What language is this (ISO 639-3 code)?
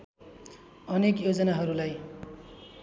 nep